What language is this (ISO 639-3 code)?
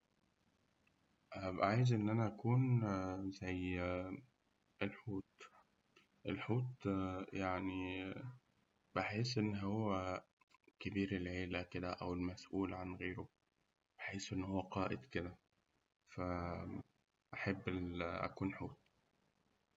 arz